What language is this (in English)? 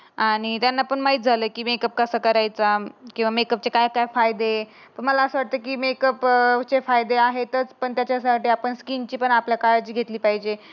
Marathi